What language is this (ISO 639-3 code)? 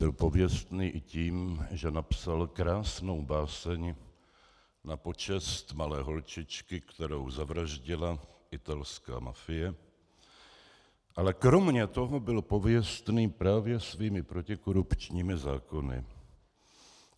ces